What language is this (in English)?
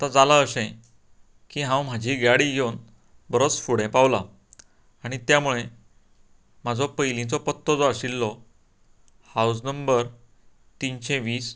Konkani